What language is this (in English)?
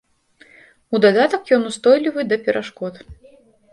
Belarusian